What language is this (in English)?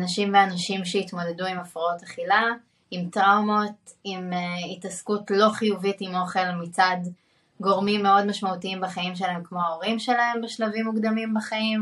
Hebrew